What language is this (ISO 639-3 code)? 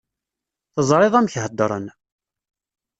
kab